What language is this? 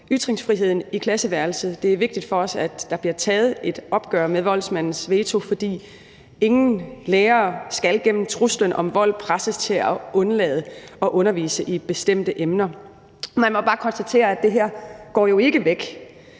Danish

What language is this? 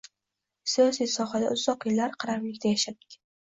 Uzbek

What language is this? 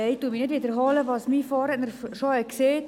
Swiss German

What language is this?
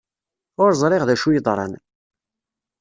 Kabyle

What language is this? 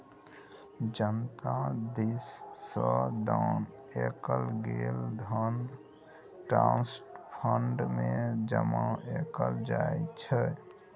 Maithili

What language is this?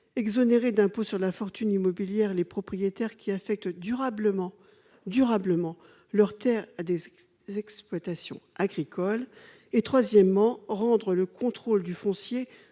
French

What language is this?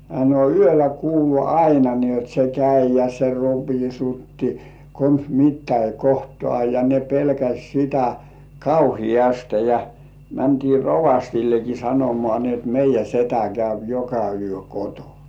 Finnish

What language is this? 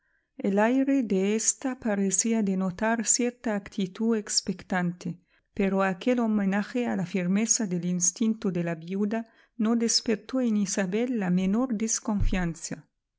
Spanish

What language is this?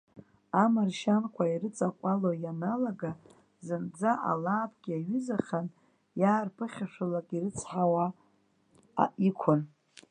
Abkhazian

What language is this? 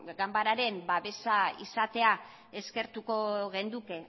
Basque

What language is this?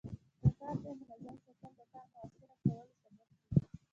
Pashto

